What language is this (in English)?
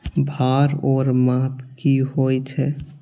Maithili